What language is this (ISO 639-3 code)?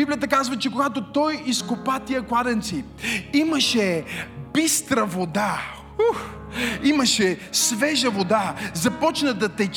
bul